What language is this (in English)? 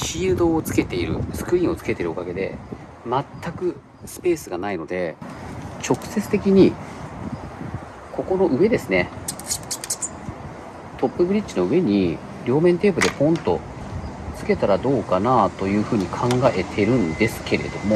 Japanese